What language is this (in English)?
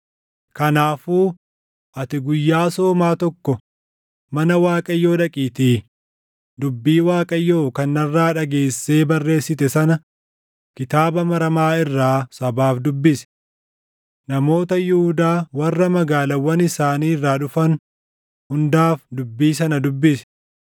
Oromo